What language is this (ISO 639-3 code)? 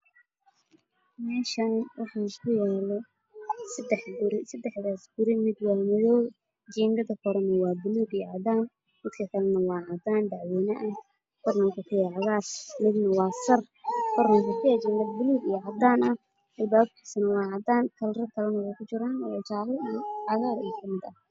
som